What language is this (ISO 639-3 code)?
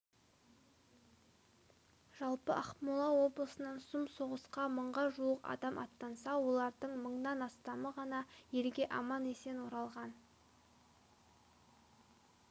kaz